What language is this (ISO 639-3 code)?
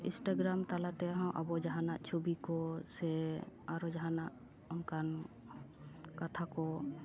sat